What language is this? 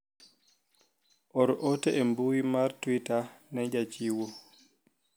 Luo (Kenya and Tanzania)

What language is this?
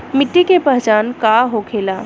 Bhojpuri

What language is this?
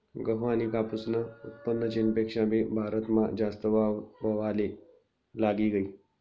Marathi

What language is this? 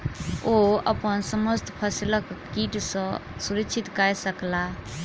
Maithili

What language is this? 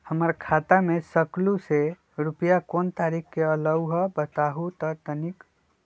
Magahi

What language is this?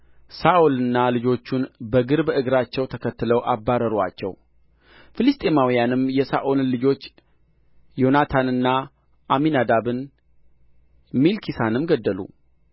Amharic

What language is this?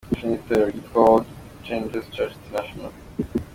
Kinyarwanda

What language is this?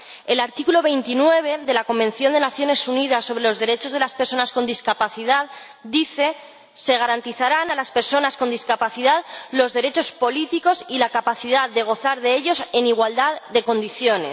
Spanish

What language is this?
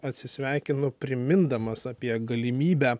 Lithuanian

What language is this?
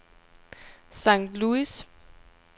Danish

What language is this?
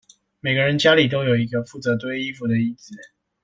Chinese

